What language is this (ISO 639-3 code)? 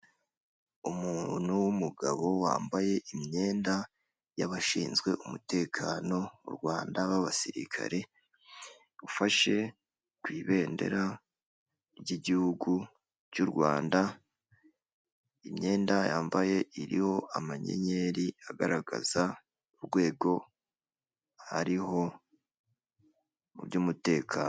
kin